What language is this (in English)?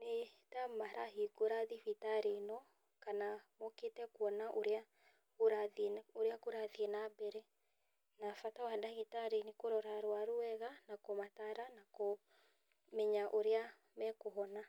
Kikuyu